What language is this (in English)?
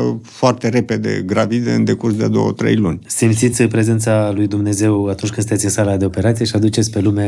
Romanian